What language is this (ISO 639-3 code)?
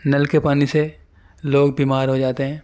urd